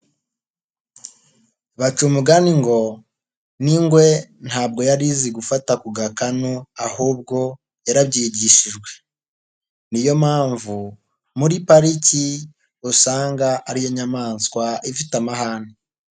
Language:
Kinyarwanda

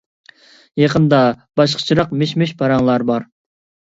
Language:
Uyghur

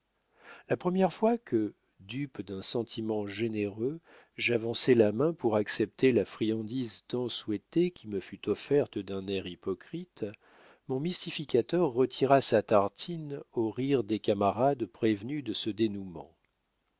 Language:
French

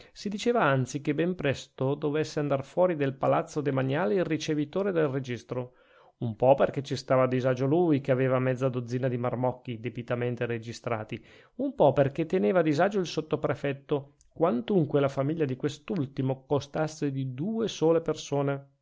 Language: Italian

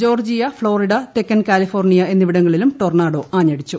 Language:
Malayalam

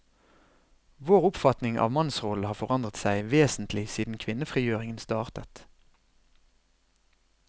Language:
Norwegian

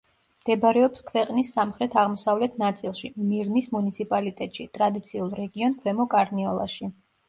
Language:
Georgian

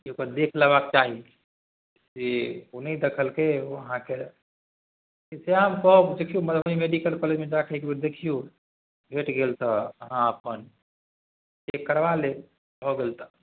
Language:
Maithili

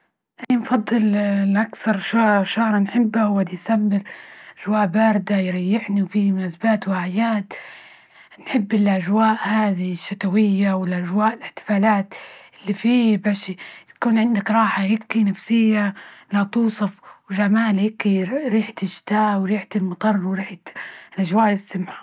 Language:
Libyan Arabic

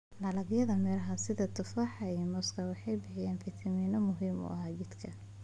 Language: Somali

